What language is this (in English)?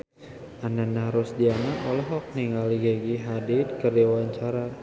Sundanese